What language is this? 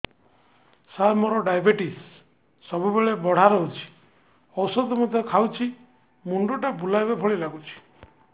Odia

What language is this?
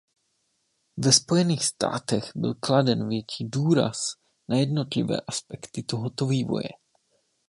Czech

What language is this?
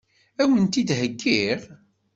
Kabyle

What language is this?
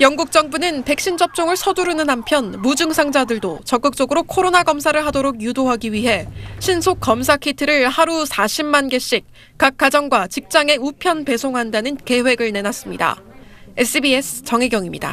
Korean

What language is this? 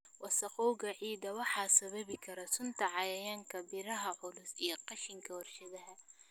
Somali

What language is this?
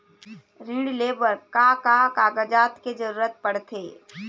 Chhattisgarhi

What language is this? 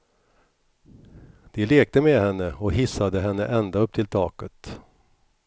Swedish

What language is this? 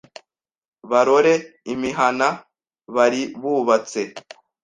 Kinyarwanda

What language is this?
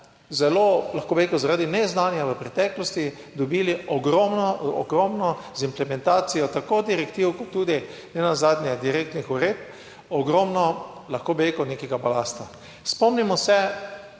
Slovenian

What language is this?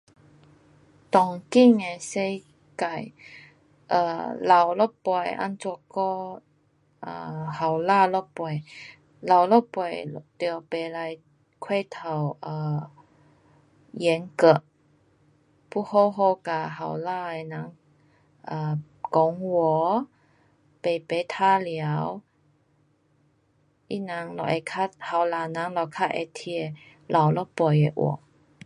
Pu-Xian Chinese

